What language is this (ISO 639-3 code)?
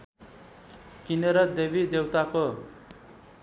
nep